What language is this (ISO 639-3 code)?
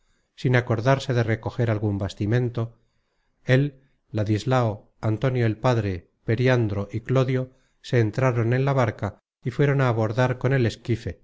spa